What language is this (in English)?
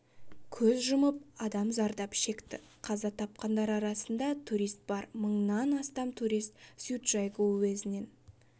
Kazakh